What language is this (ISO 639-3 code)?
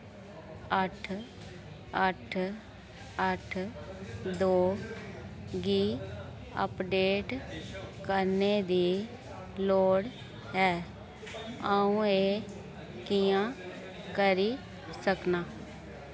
doi